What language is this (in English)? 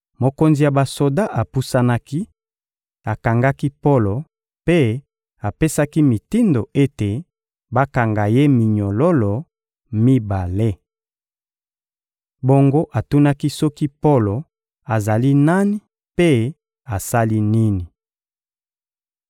Lingala